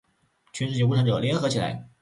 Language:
Chinese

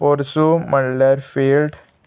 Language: Konkani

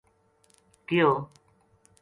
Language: Gujari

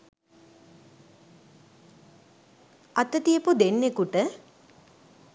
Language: Sinhala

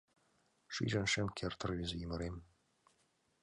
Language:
Mari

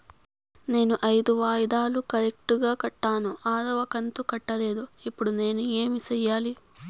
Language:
Telugu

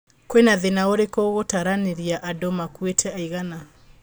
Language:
Kikuyu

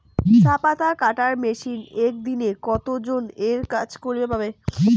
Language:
Bangla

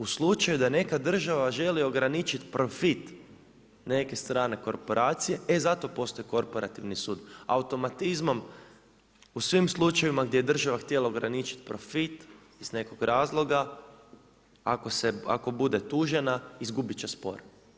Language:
Croatian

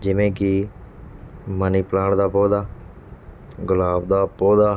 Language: Punjabi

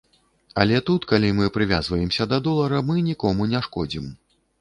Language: Belarusian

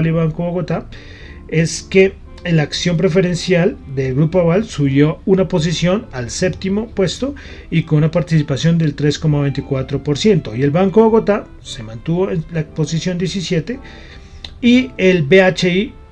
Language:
Spanish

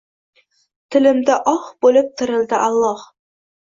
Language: Uzbek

